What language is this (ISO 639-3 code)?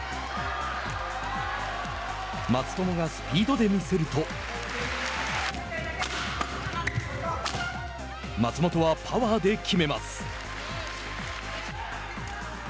jpn